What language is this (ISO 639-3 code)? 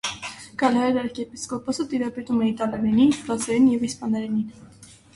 hye